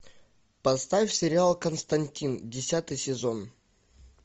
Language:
Russian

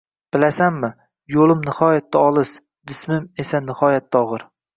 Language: Uzbek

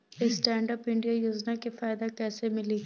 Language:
Bhojpuri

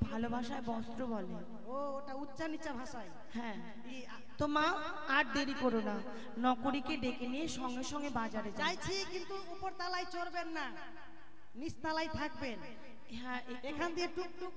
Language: Bangla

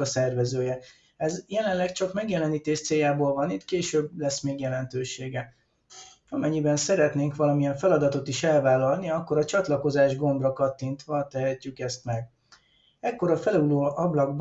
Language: Hungarian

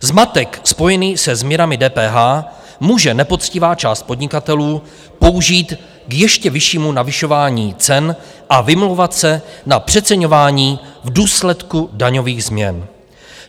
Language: Czech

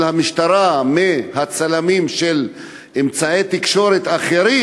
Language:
Hebrew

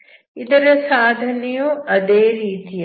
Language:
Kannada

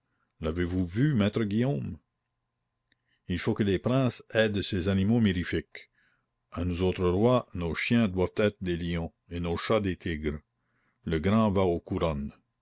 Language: French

